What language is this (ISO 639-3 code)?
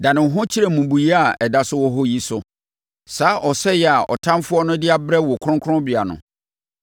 aka